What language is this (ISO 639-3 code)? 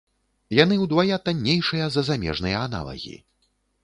bel